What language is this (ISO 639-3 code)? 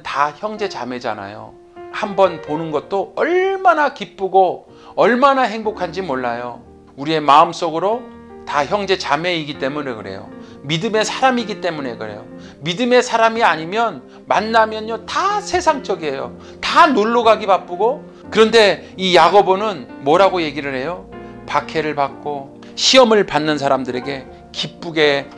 kor